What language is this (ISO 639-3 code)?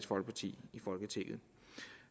dan